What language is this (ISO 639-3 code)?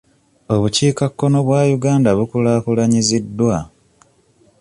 lug